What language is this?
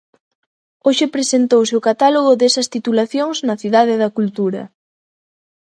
Galician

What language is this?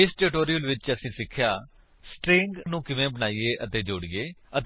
Punjabi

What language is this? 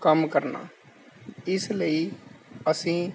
Punjabi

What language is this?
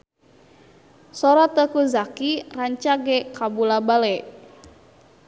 Sundanese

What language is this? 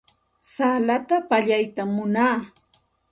Santa Ana de Tusi Pasco Quechua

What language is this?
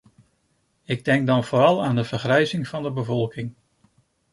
Dutch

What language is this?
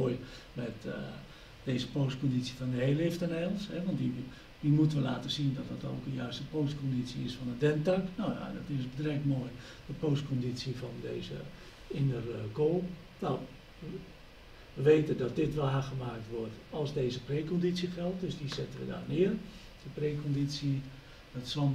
Dutch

